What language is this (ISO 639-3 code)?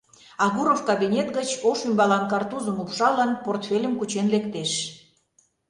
chm